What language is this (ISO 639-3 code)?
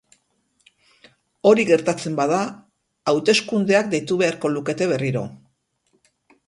eus